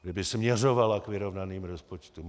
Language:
Czech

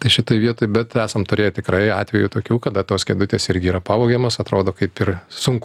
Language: Lithuanian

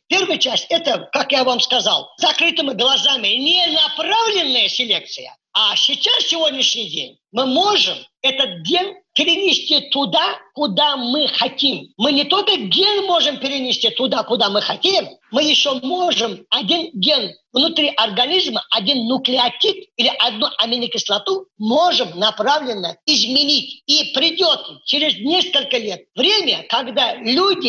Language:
Russian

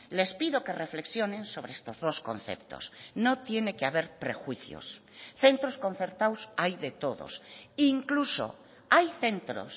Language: Spanish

